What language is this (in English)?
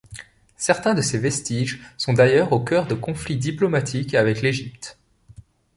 French